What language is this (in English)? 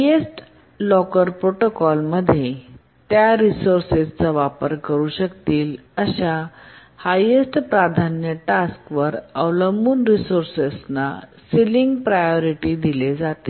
Marathi